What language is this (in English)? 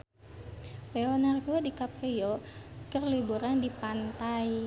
Sundanese